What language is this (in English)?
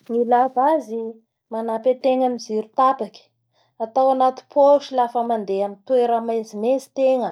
Bara Malagasy